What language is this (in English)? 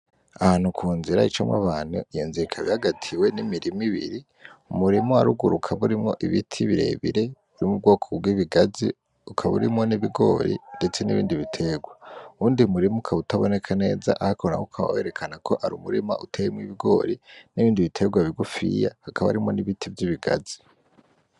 Rundi